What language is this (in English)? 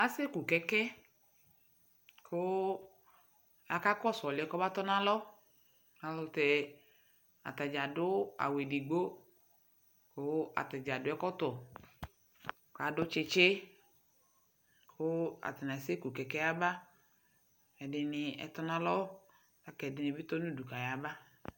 Ikposo